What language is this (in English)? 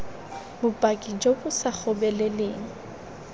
Tswana